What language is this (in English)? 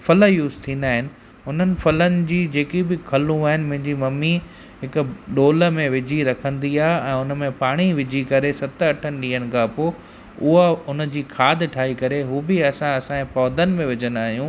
Sindhi